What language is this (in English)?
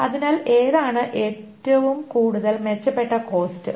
Malayalam